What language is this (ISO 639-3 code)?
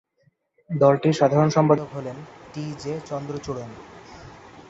ben